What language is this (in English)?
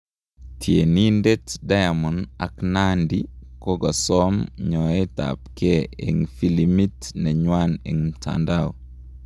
Kalenjin